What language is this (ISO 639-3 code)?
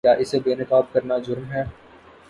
urd